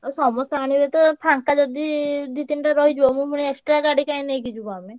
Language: Odia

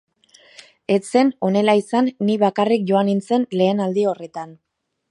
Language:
Basque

